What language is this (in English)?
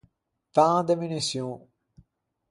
Ligurian